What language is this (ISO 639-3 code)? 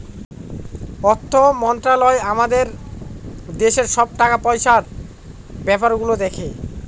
ben